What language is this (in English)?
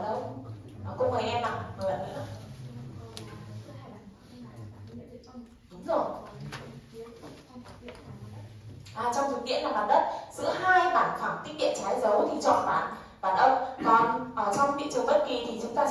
Vietnamese